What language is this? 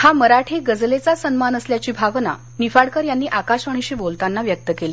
Marathi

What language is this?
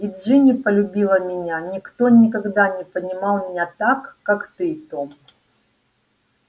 Russian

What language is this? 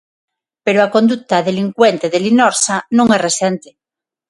Galician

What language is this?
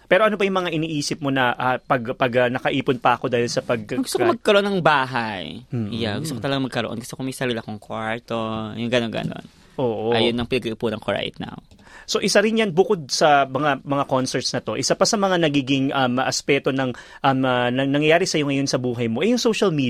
Filipino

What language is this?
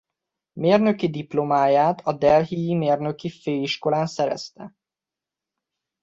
Hungarian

